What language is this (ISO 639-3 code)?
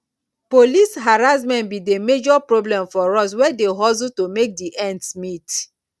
pcm